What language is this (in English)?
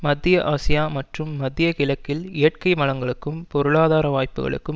Tamil